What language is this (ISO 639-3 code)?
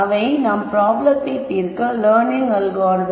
tam